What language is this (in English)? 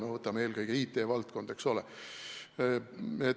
Estonian